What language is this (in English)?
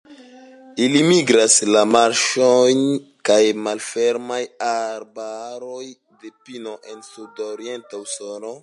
Esperanto